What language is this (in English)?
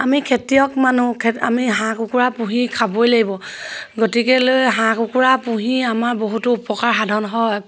Assamese